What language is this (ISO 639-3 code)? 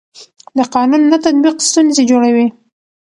pus